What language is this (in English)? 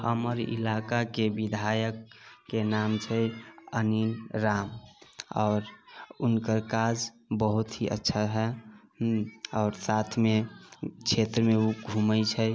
Maithili